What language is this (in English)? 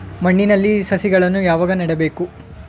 Kannada